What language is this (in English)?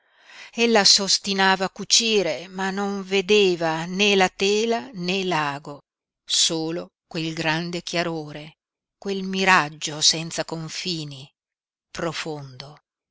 Italian